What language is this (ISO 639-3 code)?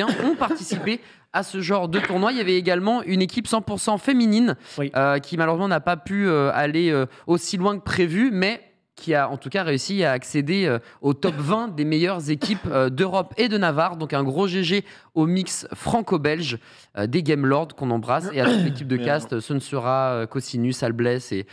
fra